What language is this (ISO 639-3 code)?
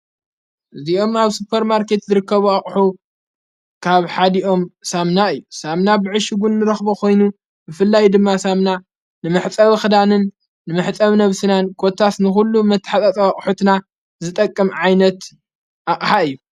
tir